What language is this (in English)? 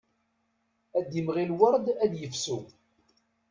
Kabyle